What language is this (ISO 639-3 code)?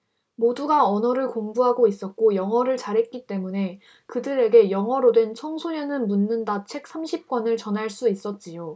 kor